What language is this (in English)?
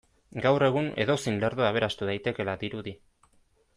Basque